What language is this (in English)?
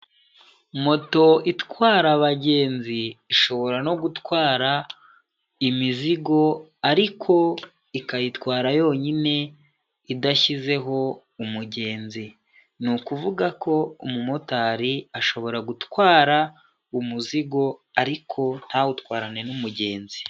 Kinyarwanda